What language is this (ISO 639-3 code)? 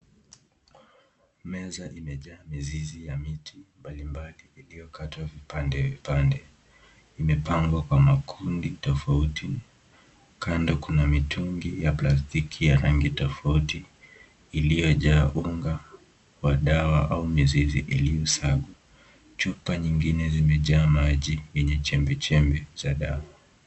swa